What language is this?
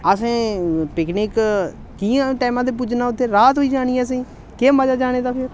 Dogri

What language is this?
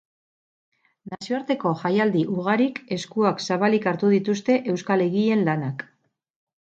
Basque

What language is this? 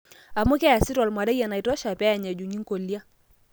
Masai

